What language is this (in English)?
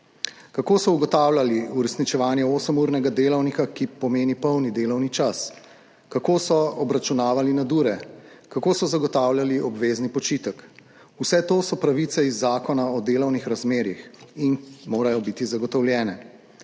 Slovenian